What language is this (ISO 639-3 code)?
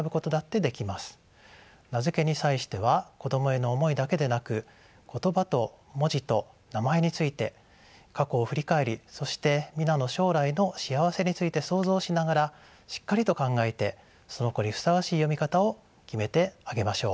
jpn